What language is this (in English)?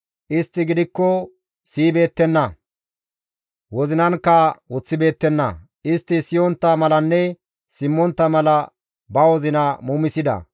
Gamo